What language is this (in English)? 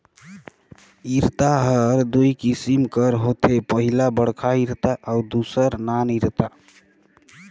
Chhattisgarhi